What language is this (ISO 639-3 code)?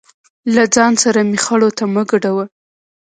pus